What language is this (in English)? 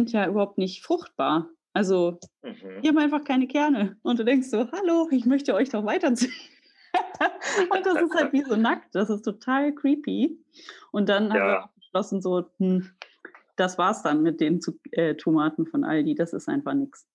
German